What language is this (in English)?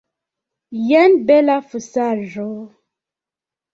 Esperanto